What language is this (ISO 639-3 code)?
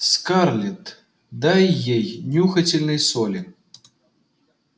rus